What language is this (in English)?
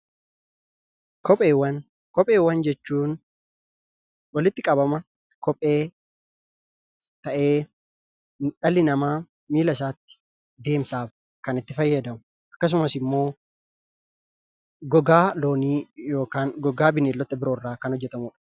Oromo